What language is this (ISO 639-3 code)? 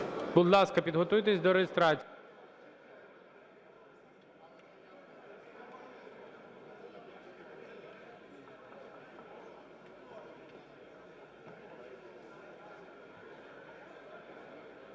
ukr